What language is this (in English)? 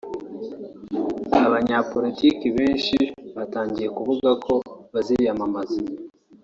Kinyarwanda